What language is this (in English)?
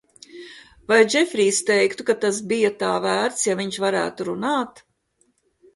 Latvian